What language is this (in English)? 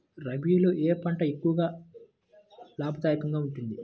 Telugu